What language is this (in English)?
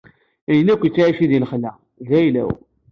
Kabyle